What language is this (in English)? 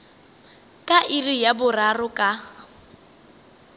Northern Sotho